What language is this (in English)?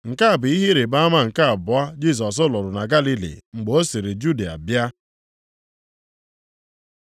Igbo